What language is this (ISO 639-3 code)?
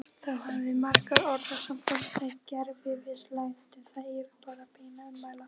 isl